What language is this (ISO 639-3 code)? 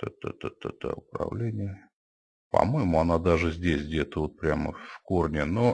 rus